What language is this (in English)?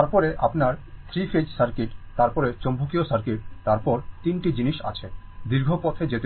Bangla